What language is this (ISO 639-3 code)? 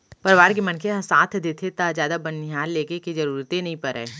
hne